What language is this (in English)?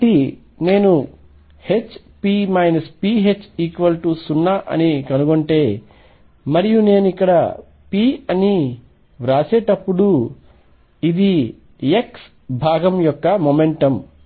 Telugu